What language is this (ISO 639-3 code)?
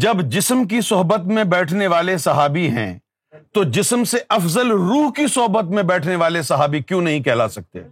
urd